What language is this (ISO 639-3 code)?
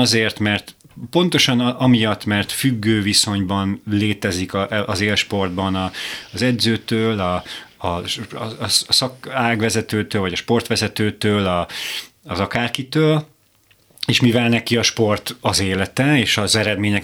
hun